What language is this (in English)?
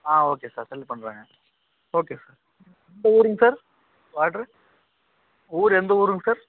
Tamil